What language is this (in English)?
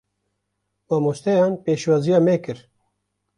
Kurdish